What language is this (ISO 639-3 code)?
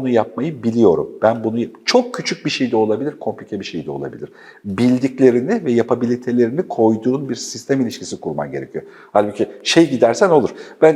tur